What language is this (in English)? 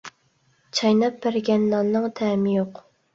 Uyghur